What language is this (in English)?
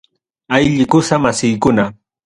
Ayacucho Quechua